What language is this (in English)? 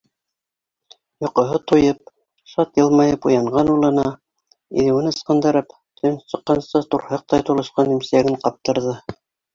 Bashkir